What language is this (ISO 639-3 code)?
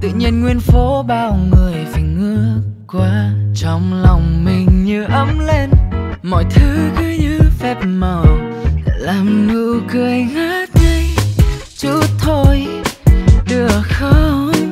vie